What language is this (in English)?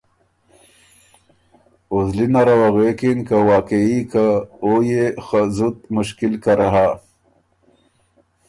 Ormuri